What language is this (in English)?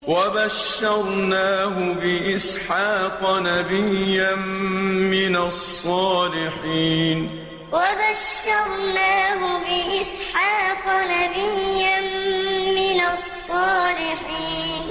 Arabic